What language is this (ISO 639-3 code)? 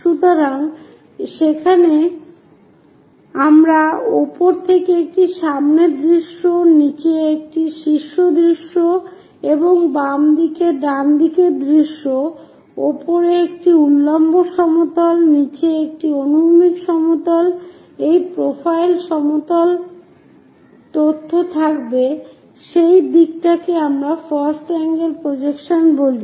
ben